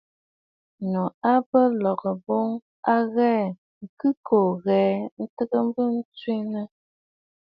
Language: Bafut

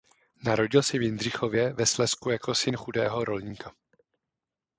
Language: Czech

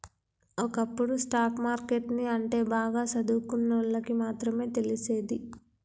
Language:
Telugu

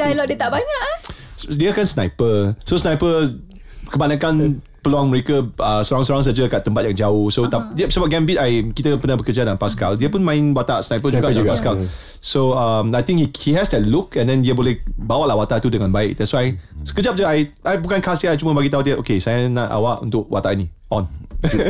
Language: Malay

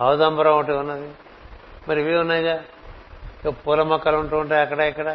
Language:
Telugu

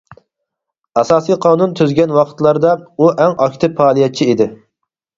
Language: Uyghur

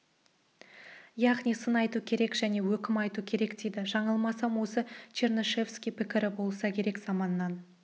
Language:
Kazakh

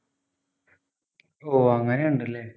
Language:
Malayalam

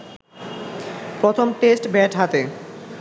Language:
Bangla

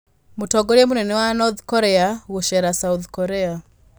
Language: Kikuyu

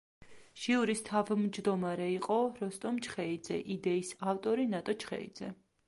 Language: Georgian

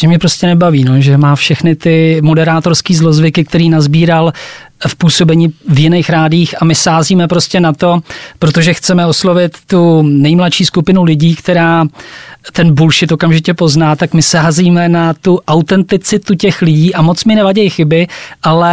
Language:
Czech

